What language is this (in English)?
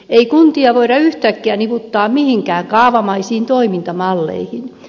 Finnish